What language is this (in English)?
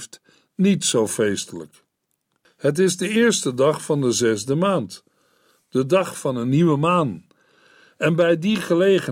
Dutch